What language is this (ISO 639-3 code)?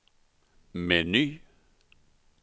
swe